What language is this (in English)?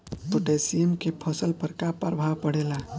Bhojpuri